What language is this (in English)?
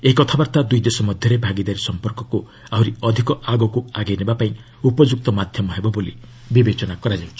Odia